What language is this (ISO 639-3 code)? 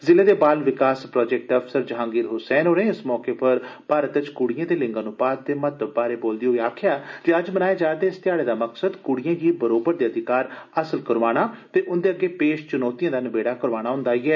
doi